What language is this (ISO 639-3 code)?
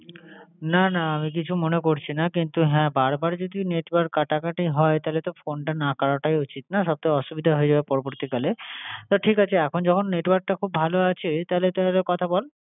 ben